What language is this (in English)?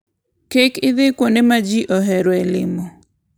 Luo (Kenya and Tanzania)